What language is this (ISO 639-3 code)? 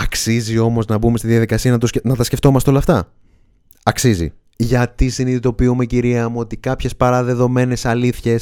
ell